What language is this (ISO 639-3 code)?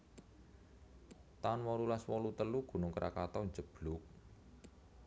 jav